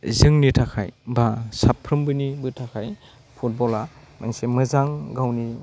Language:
Bodo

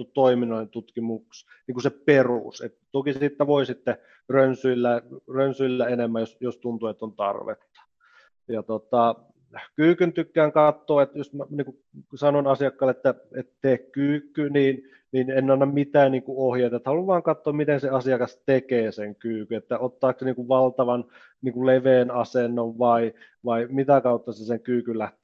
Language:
Finnish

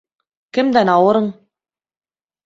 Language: Bashkir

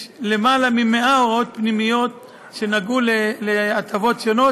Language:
Hebrew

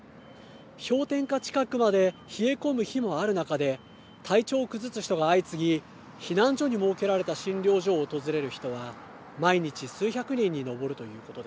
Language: Japanese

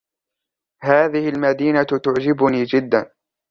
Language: Arabic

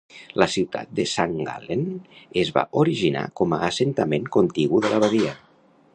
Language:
Catalan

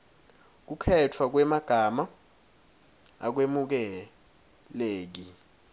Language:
Swati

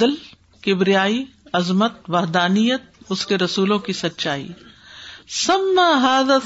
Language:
Urdu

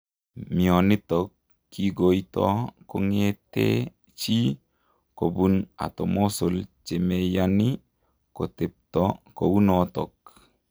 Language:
Kalenjin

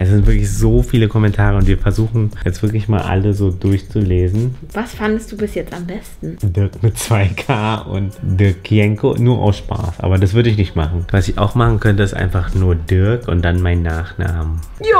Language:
German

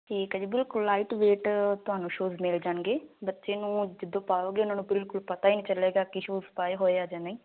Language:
Punjabi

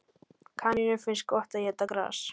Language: Icelandic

